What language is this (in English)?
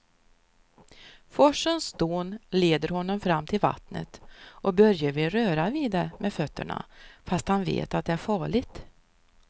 Swedish